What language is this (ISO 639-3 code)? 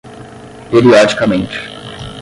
por